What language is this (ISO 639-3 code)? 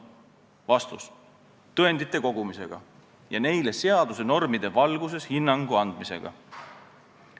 est